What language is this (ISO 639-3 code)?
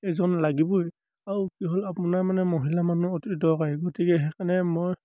asm